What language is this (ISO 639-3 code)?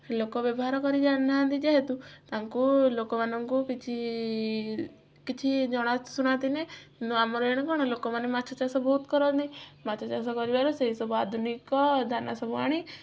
ori